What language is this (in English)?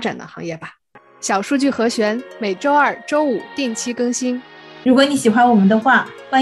Chinese